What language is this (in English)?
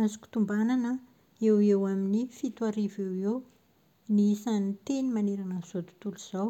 Malagasy